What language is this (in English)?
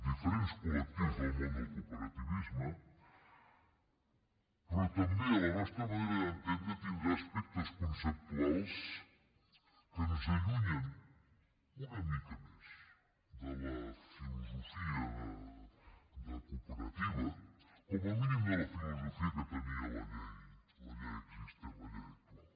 Catalan